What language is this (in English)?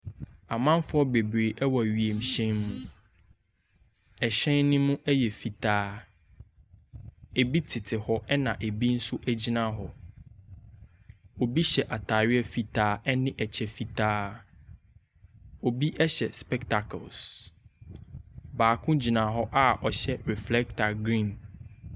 Akan